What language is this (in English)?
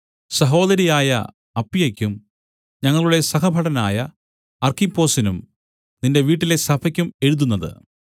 Malayalam